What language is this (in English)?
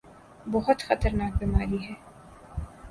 Urdu